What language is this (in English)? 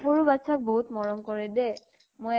Assamese